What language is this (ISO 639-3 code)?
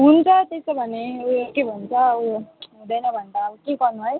nep